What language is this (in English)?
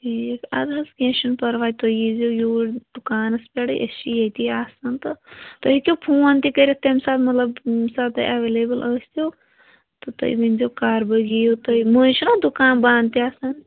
Kashmiri